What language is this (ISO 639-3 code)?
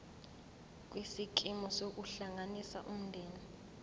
zul